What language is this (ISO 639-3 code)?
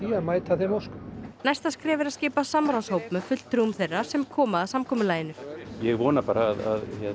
isl